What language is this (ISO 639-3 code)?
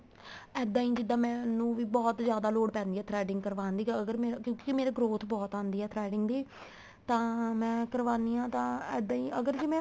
pan